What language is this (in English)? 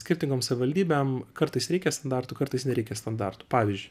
Lithuanian